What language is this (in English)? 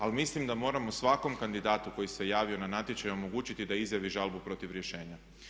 Croatian